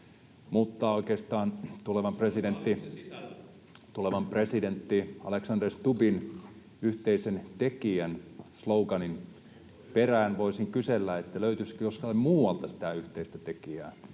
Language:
Finnish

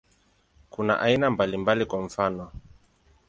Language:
Swahili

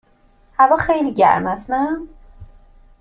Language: Persian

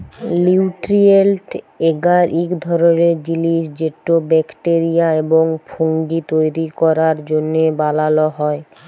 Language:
Bangla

